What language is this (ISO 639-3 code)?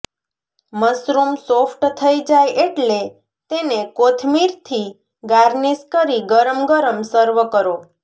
guj